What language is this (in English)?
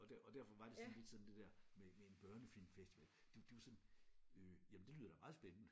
Danish